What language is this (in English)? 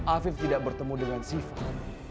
Indonesian